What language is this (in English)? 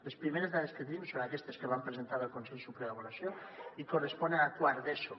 Catalan